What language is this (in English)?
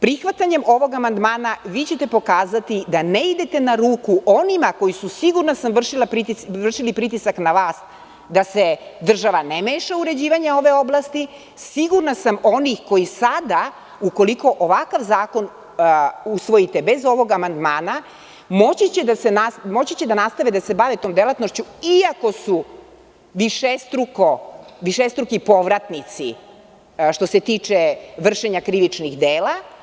Serbian